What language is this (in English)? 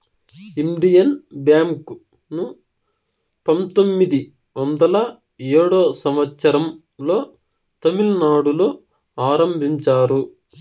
Telugu